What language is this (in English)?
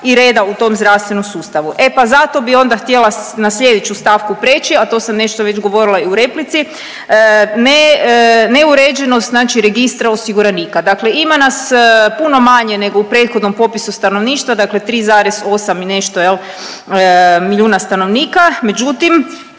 Croatian